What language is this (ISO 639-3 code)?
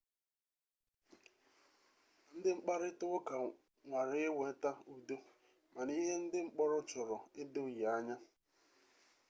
ibo